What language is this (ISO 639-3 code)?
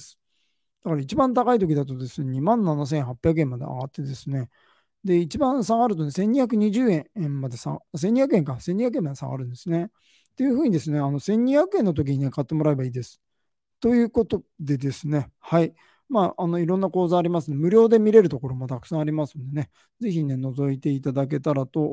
jpn